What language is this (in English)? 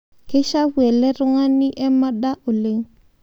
Masai